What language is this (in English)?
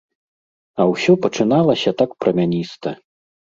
Belarusian